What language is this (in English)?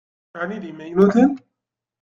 Kabyle